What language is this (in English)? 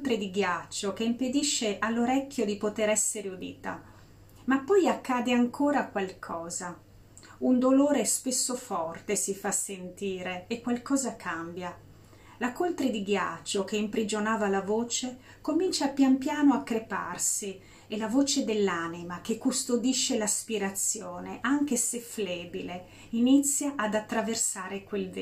Italian